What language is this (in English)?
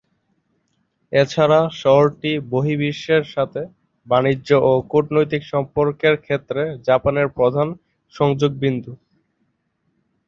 Bangla